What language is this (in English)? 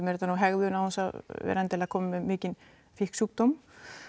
Icelandic